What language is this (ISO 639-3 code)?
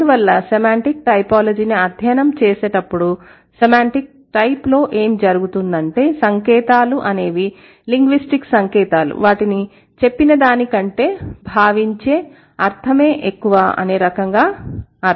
tel